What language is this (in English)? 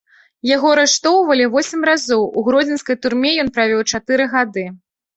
Belarusian